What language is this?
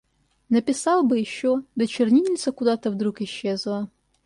Russian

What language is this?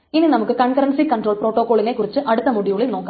Malayalam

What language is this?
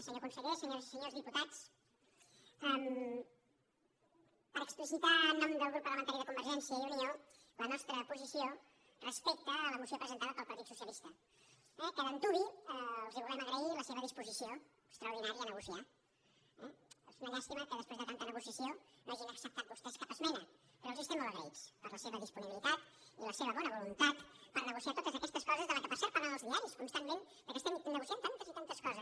Catalan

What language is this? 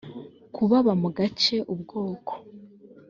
Kinyarwanda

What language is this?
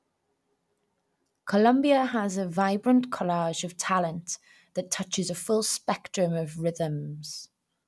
English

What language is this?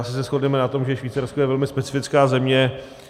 Czech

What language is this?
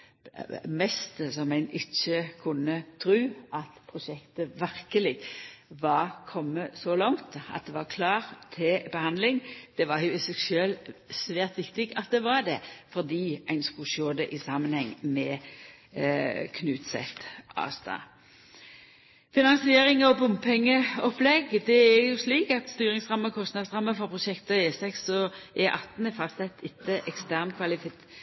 Norwegian Nynorsk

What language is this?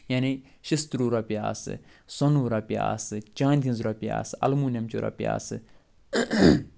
Kashmiri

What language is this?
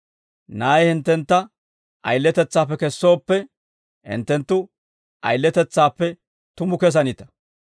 Dawro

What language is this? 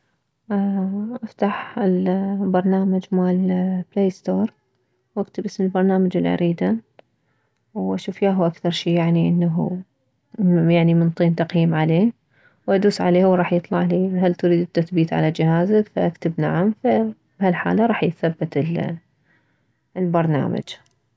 Mesopotamian Arabic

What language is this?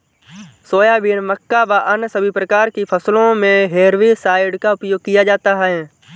Hindi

